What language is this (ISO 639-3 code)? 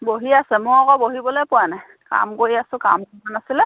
asm